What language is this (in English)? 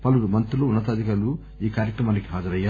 Telugu